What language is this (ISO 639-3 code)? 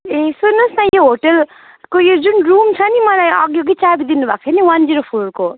nep